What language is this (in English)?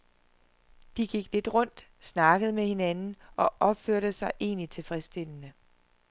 Danish